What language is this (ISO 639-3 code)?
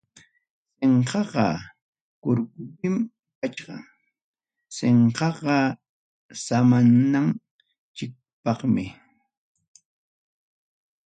quy